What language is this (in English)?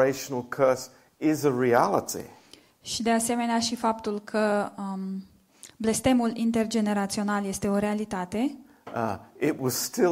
Romanian